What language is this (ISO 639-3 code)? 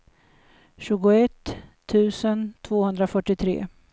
swe